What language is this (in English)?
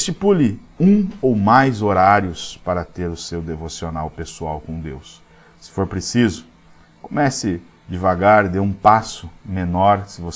Portuguese